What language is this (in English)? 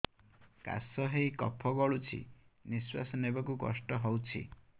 Odia